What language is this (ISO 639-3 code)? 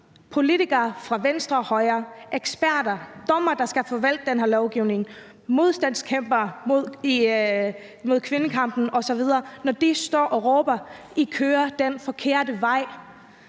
dan